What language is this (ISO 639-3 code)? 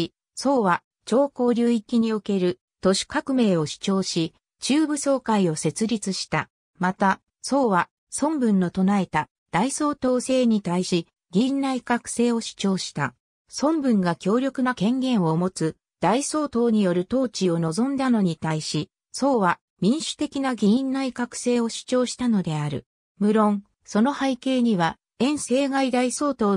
jpn